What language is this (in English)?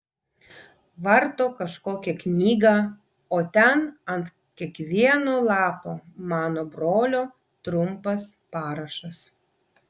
Lithuanian